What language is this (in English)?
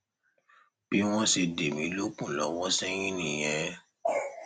Yoruba